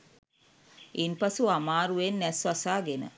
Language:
Sinhala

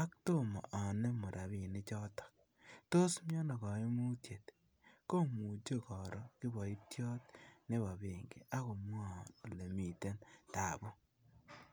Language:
Kalenjin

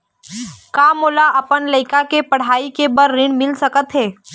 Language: Chhattisgarhi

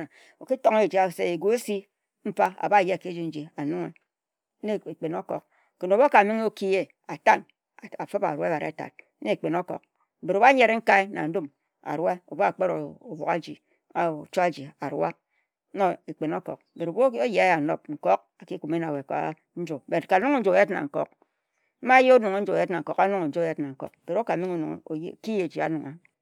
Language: Ejagham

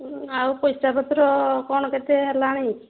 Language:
Odia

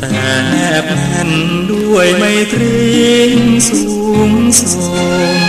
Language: Thai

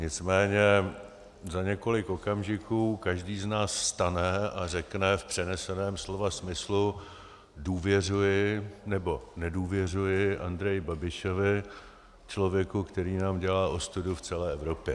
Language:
Czech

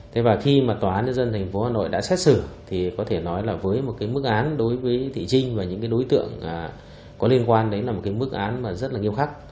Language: Vietnamese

